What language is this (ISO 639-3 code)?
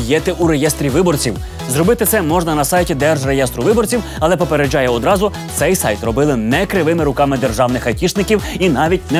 ukr